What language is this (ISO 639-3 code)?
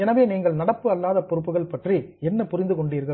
tam